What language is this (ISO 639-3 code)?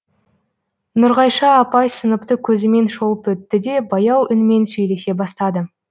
kaz